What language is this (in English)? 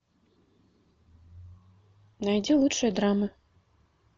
Russian